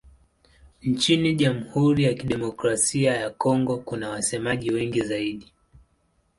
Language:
Swahili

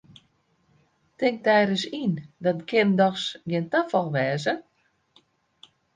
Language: Western Frisian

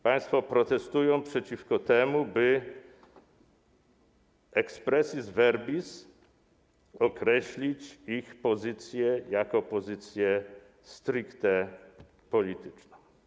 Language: Polish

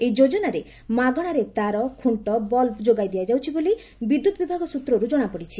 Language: Odia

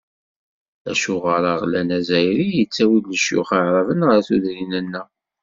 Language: Kabyle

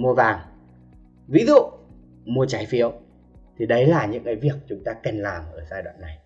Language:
Vietnamese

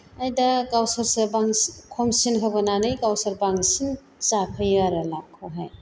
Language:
Bodo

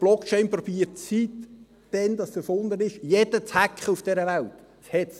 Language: Swiss German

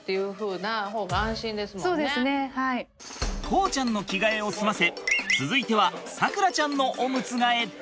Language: Japanese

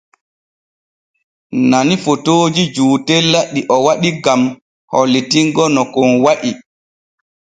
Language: Borgu Fulfulde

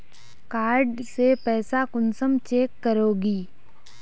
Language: Magahi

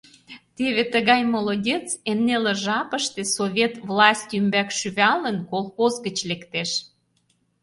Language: Mari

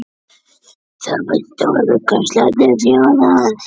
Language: Icelandic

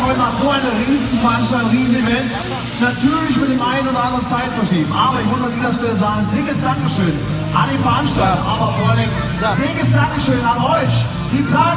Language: German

